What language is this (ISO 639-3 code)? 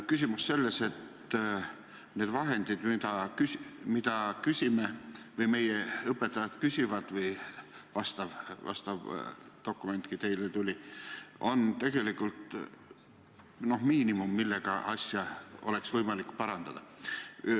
est